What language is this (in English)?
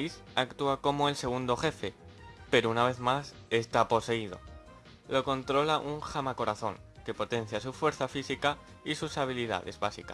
Spanish